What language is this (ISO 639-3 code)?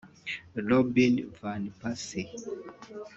kin